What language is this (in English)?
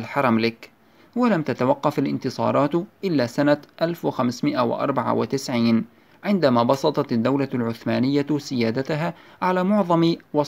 Arabic